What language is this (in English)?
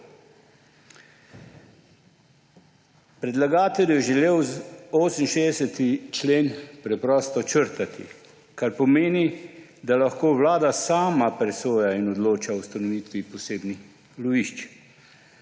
Slovenian